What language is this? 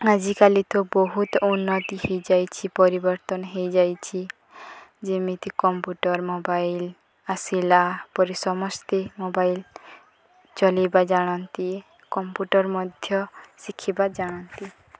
Odia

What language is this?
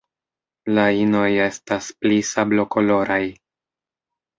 Esperanto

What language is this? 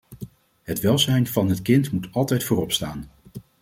Dutch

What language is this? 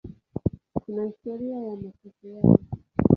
Swahili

